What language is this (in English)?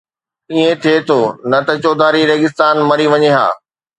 Sindhi